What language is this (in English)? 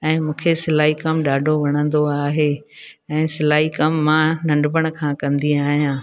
Sindhi